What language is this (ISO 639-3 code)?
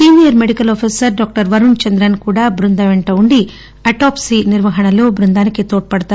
tel